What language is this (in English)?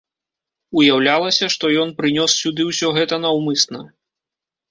Belarusian